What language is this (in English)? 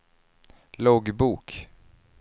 Swedish